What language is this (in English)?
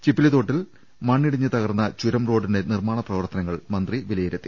Malayalam